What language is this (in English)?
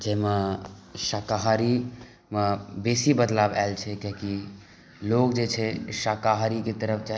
Maithili